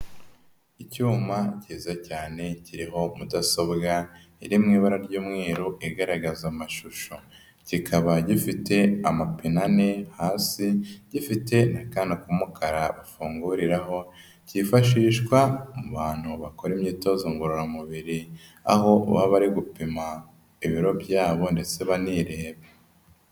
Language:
Kinyarwanda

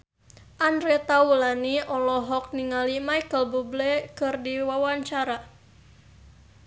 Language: Sundanese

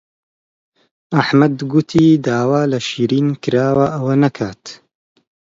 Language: Central Kurdish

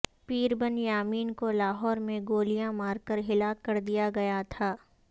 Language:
Urdu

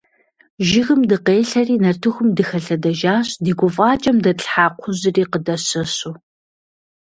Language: Kabardian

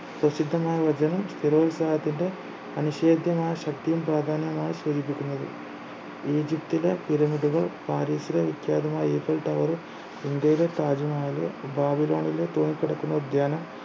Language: Malayalam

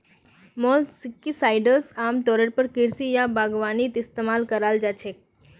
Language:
Magahi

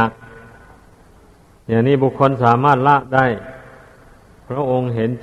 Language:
Thai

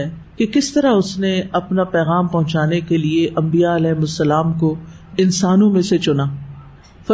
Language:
Urdu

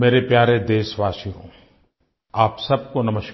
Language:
Hindi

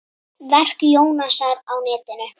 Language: Icelandic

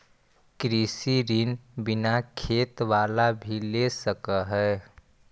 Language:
Magahi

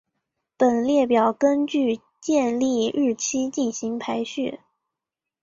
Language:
Chinese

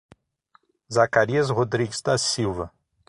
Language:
Portuguese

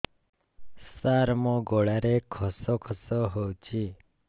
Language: Odia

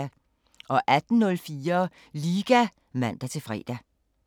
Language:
Danish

